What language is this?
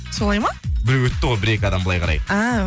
Kazakh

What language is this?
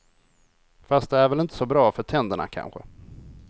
Swedish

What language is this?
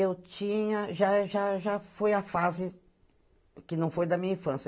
Portuguese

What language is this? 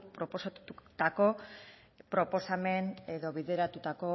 Basque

